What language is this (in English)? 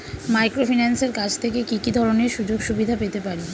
Bangla